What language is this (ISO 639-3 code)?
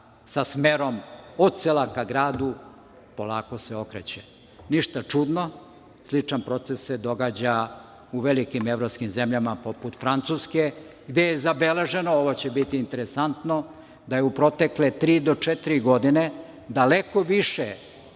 srp